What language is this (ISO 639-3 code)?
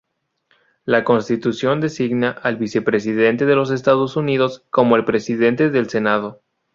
spa